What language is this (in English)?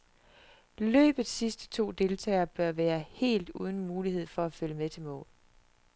Danish